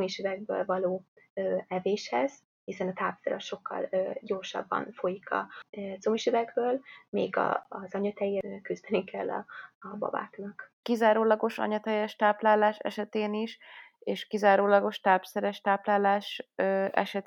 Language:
Hungarian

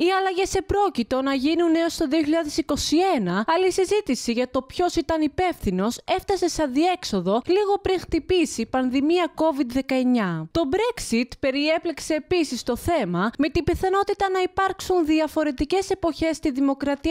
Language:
Greek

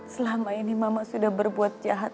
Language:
Indonesian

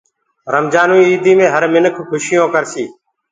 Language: Gurgula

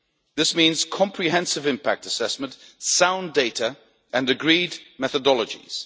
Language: English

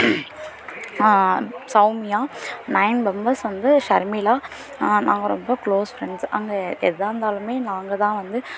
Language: Tamil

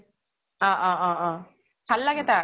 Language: Assamese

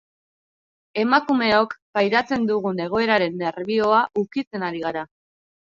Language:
Basque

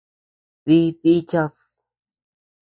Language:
Tepeuxila Cuicatec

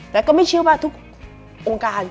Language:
Thai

